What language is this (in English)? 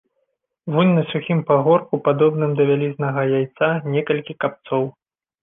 Belarusian